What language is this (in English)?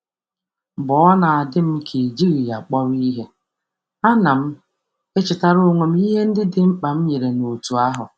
Igbo